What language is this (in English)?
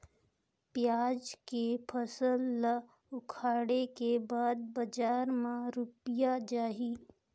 Chhattisgarhi